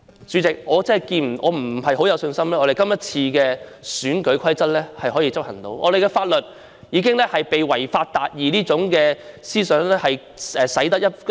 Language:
Cantonese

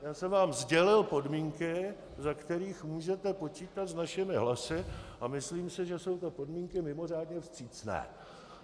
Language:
Czech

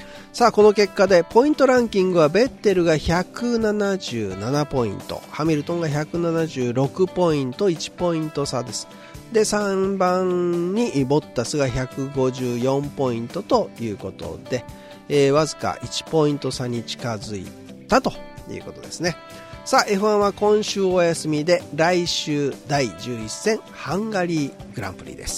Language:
Japanese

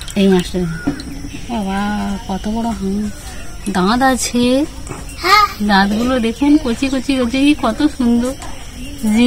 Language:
Hindi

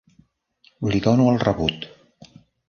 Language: Catalan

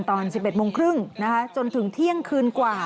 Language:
Thai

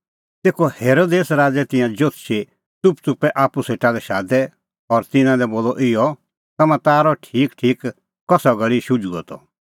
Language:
Kullu Pahari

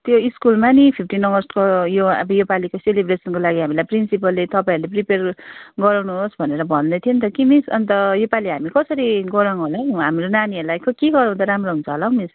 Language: Nepali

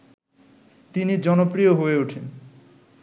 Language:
Bangla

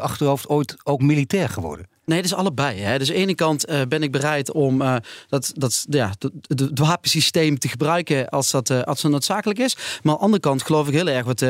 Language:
Dutch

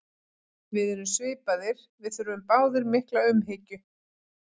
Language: Icelandic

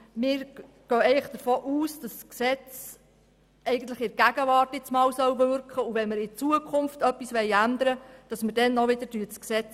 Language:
Swiss German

